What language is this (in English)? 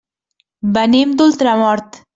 Catalan